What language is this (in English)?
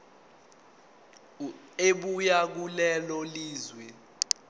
Zulu